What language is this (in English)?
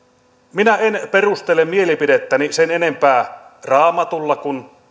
Finnish